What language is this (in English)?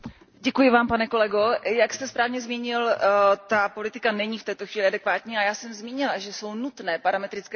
Czech